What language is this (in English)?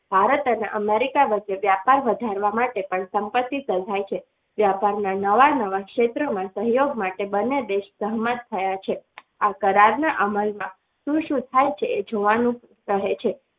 Gujarati